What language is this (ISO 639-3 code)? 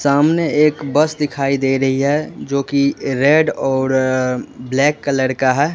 hin